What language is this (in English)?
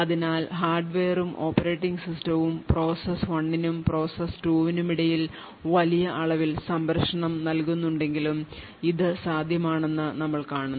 Malayalam